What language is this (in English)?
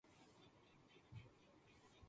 Urdu